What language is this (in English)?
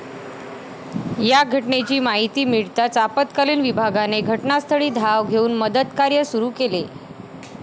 Marathi